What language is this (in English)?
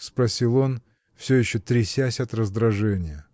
Russian